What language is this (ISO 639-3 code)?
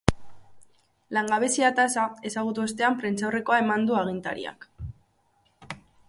eus